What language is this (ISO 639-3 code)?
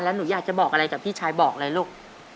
tha